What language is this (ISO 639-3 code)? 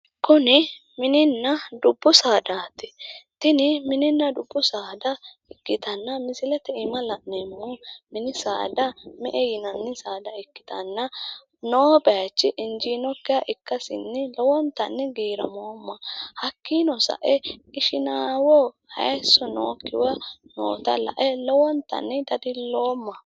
sid